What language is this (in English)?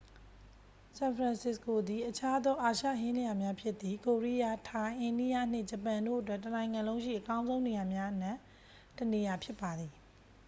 Burmese